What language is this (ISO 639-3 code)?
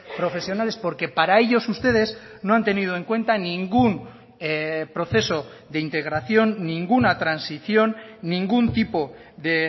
spa